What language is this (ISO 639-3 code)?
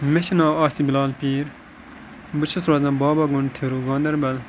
kas